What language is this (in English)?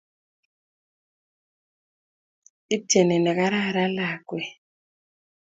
Kalenjin